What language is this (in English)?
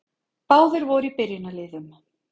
Icelandic